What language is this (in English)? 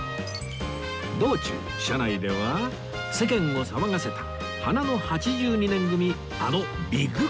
Japanese